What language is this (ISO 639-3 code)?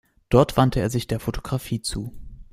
deu